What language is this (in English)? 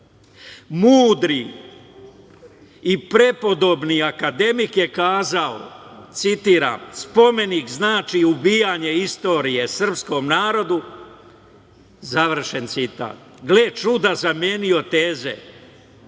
Serbian